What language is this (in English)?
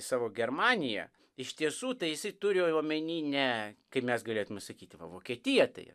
Lithuanian